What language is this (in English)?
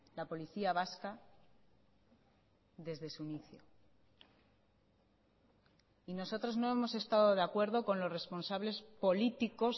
Spanish